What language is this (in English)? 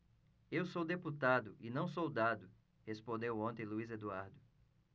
Portuguese